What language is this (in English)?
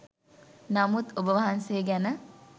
Sinhala